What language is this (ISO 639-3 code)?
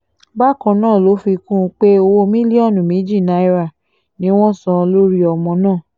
yor